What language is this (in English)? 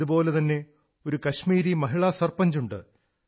Malayalam